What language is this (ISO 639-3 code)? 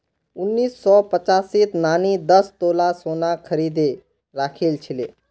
mag